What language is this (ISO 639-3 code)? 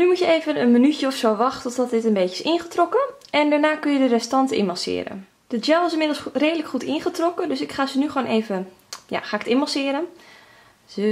nld